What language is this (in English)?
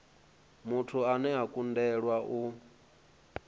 Venda